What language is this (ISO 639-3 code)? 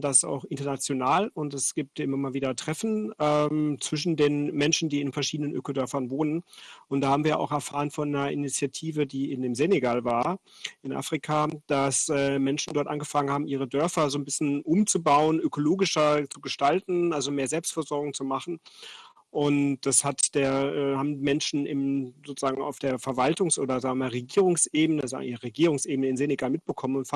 deu